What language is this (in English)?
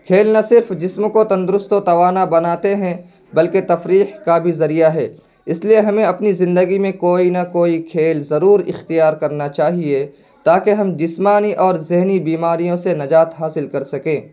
Urdu